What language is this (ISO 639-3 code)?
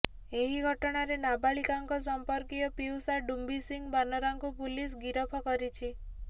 ori